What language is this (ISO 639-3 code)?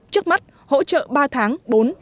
vie